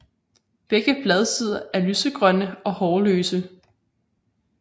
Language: Danish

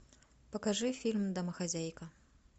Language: Russian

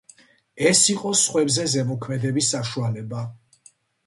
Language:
Georgian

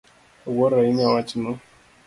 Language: Luo (Kenya and Tanzania)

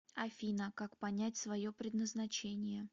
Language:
Russian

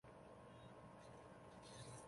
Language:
Chinese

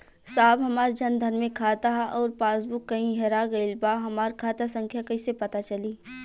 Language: Bhojpuri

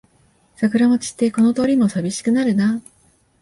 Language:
Japanese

